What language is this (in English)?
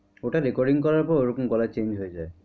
Bangla